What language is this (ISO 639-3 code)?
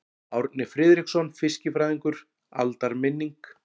isl